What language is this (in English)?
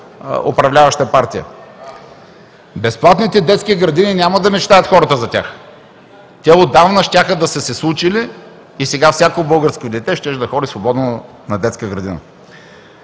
Bulgarian